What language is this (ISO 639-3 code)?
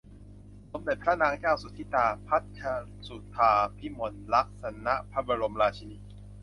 tha